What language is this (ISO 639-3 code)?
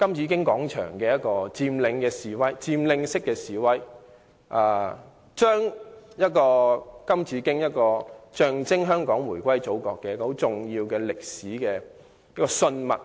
yue